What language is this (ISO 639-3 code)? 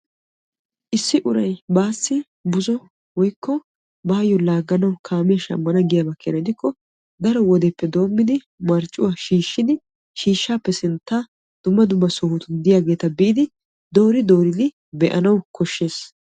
wal